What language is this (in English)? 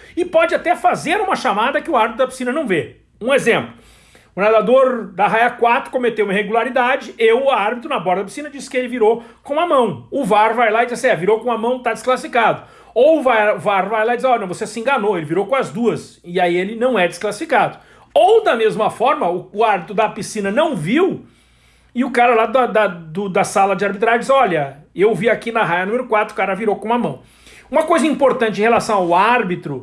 Portuguese